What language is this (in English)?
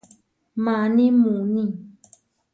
Huarijio